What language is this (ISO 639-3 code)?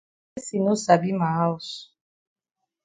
wes